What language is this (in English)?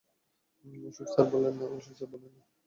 Bangla